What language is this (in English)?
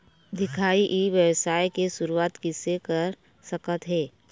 Chhattisgarhi